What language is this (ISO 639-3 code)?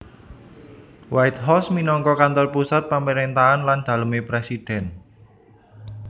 jav